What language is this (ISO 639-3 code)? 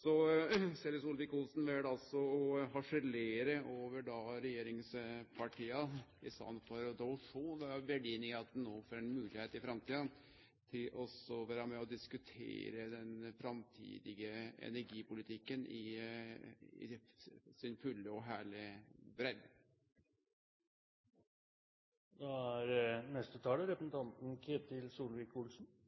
nno